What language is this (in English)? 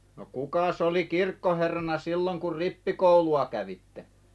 Finnish